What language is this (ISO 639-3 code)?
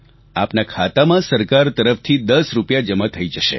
guj